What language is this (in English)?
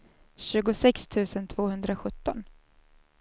Swedish